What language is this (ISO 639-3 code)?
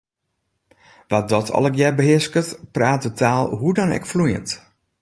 fry